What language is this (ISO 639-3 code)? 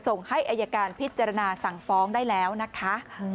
tha